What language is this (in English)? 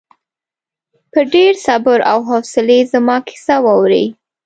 Pashto